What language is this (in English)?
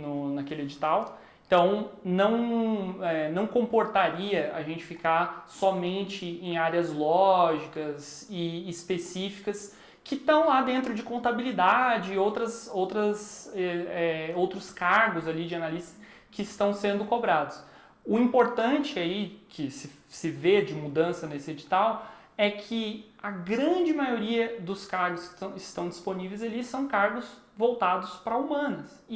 Portuguese